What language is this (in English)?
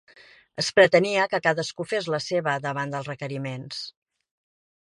Catalan